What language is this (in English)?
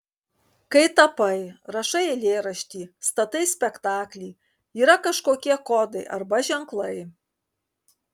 Lithuanian